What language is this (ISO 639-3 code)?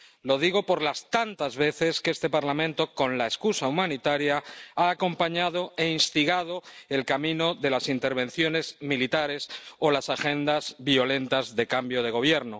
spa